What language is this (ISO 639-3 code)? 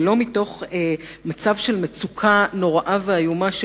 heb